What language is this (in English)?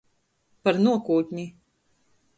Latgalian